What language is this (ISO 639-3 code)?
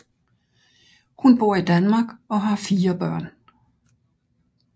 dan